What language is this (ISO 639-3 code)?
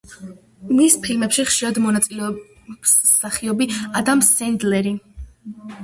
kat